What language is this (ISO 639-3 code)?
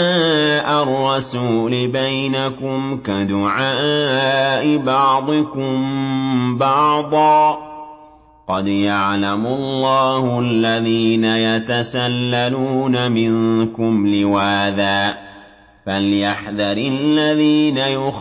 ara